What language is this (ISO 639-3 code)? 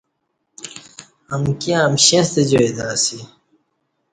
bsh